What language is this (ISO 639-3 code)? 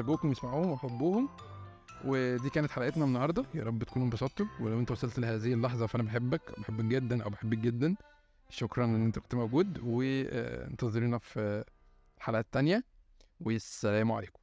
ara